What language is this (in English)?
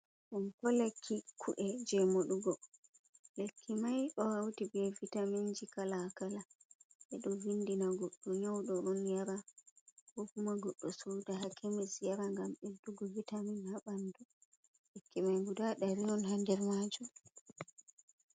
Fula